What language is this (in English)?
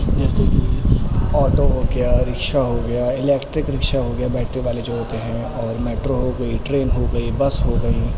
Urdu